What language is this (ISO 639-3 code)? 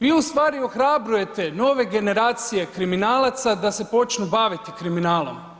hrv